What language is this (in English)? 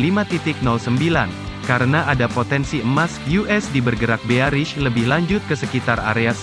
Indonesian